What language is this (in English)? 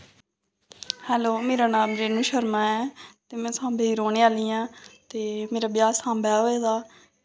Dogri